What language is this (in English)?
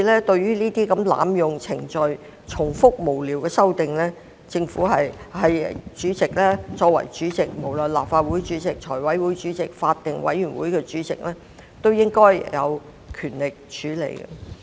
Cantonese